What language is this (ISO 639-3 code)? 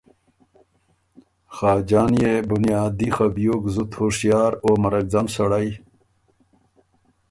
oru